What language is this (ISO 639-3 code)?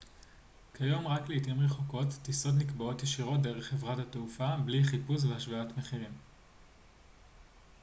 heb